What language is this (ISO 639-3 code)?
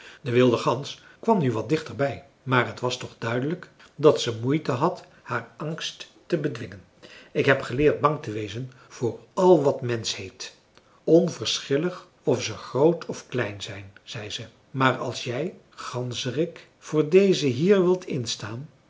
nld